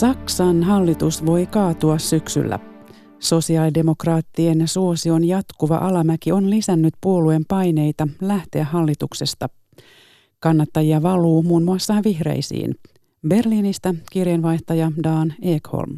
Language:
Finnish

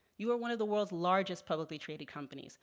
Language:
English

